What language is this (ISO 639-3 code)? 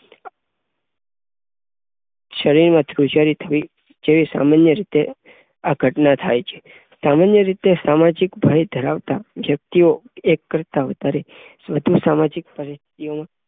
guj